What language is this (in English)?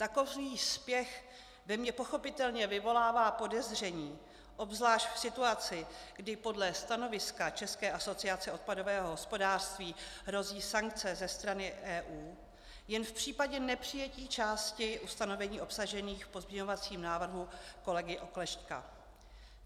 Czech